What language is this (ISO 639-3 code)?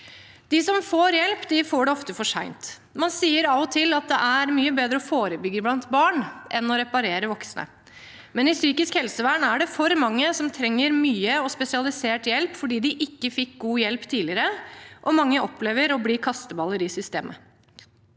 nor